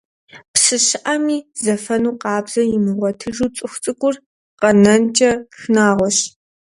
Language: Kabardian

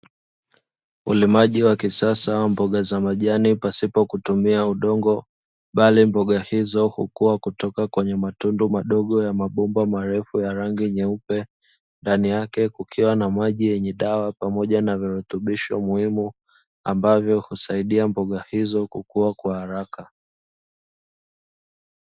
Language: Swahili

